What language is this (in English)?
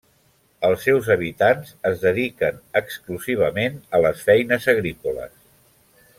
Catalan